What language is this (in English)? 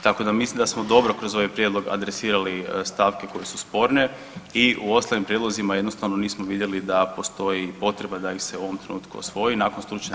Croatian